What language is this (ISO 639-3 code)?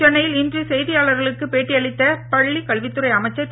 tam